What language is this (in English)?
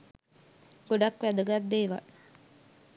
Sinhala